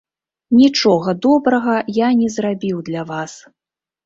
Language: Belarusian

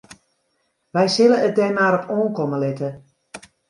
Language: Western Frisian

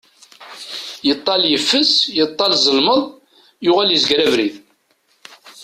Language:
Kabyle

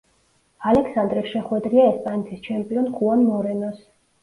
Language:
Georgian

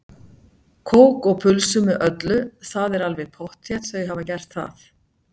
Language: Icelandic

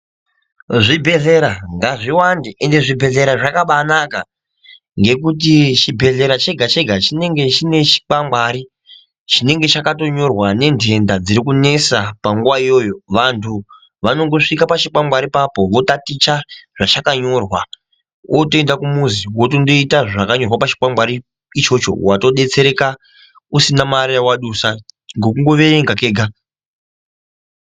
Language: Ndau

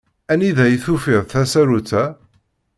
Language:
Kabyle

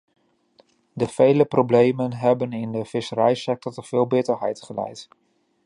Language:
Dutch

